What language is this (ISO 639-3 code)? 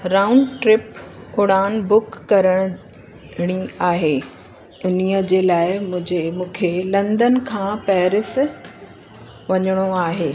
snd